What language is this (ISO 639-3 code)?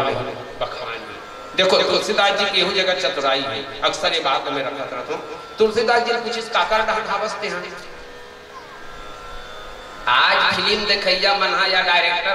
hin